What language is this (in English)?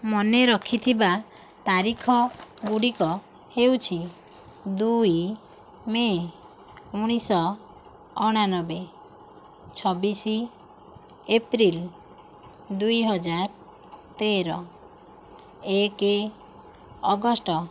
Odia